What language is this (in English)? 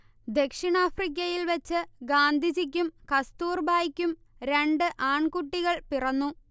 Malayalam